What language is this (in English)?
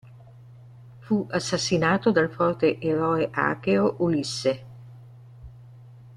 Italian